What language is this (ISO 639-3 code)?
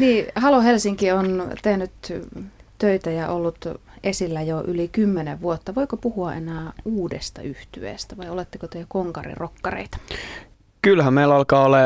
fin